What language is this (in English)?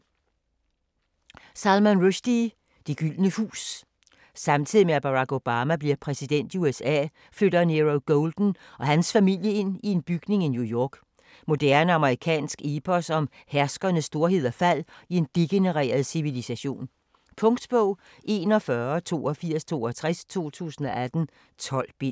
Danish